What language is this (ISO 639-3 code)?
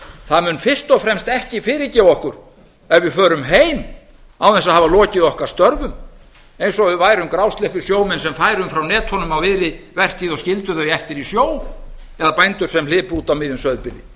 isl